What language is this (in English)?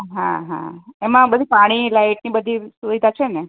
Gujarati